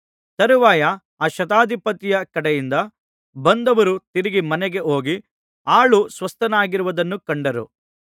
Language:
Kannada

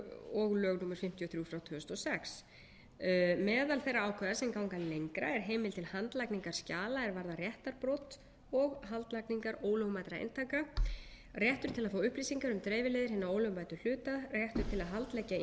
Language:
Icelandic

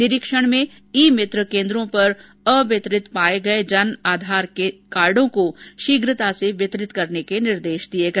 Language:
Hindi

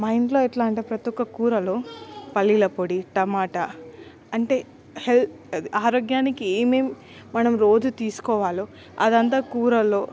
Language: Telugu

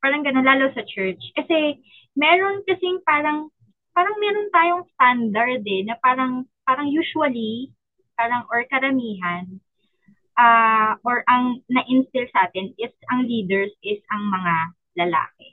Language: Filipino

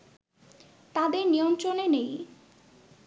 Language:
Bangla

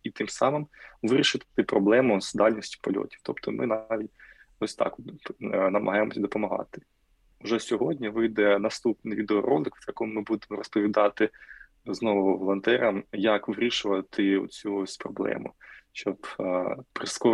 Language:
Ukrainian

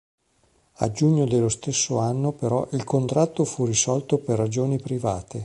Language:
Italian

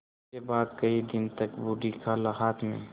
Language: Hindi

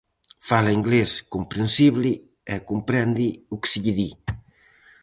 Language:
Galician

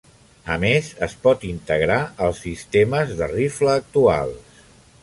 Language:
Catalan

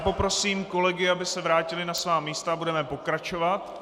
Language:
Czech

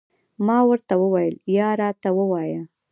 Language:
Pashto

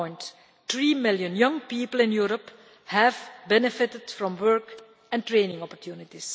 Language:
English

